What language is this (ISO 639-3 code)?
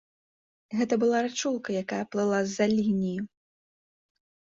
bel